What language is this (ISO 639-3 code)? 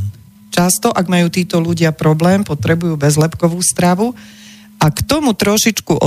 slk